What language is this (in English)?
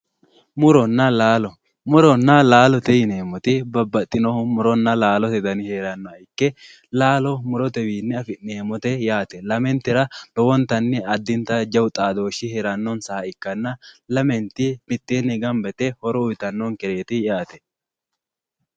Sidamo